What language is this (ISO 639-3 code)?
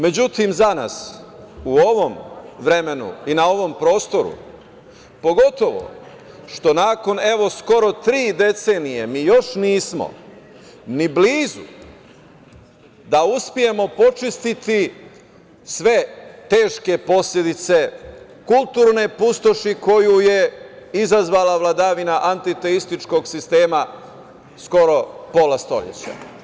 srp